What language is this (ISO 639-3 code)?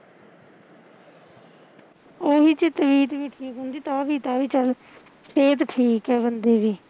pan